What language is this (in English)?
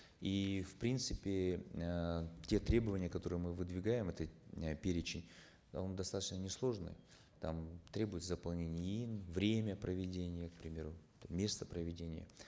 Kazakh